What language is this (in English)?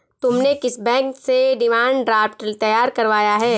Hindi